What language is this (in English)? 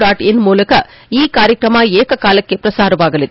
Kannada